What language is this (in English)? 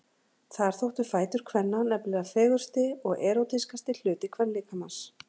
Icelandic